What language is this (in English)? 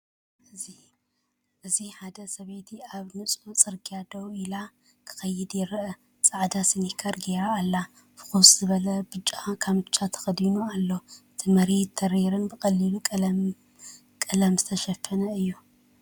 Tigrinya